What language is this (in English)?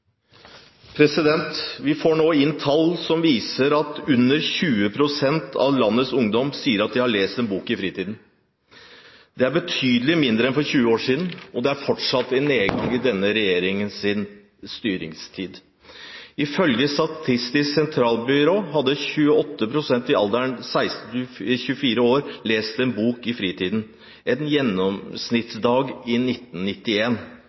Norwegian Bokmål